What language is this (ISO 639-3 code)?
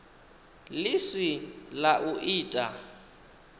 ven